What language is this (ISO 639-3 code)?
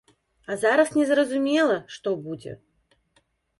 bel